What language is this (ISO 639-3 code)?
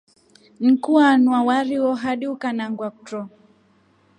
rof